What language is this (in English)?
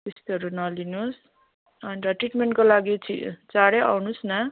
Nepali